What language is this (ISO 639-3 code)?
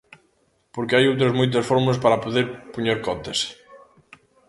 glg